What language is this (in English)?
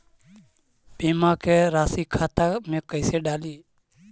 Magahi